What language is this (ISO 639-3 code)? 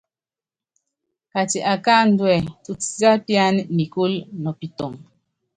yav